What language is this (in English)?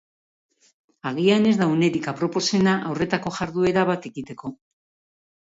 Basque